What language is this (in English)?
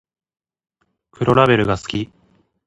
Japanese